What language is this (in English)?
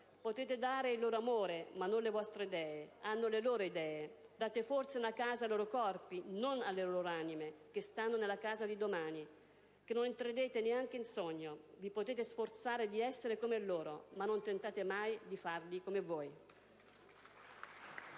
Italian